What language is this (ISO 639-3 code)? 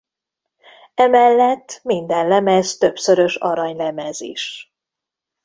hun